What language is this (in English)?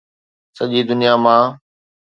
Sindhi